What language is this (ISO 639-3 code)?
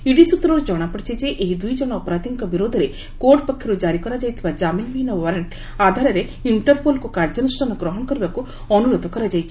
ori